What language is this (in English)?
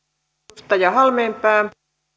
Finnish